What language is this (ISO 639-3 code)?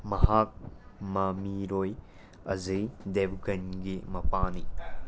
mni